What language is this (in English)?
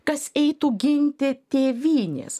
Lithuanian